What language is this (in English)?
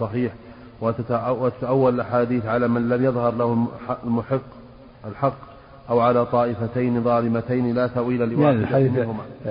Arabic